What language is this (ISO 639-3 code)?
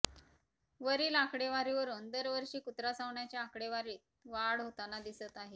mar